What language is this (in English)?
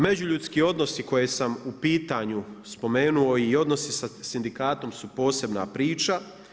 Croatian